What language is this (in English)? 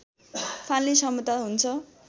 Nepali